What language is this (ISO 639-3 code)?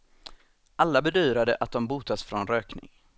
swe